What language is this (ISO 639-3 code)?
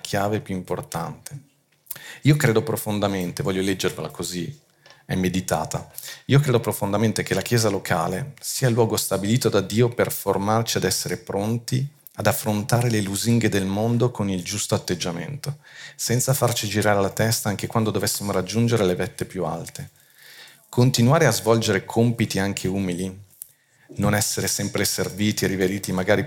ita